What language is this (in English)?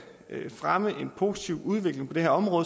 Danish